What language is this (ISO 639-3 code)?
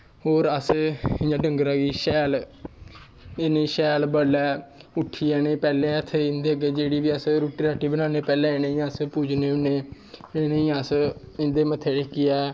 doi